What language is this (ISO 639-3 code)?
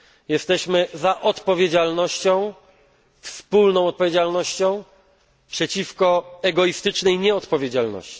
pol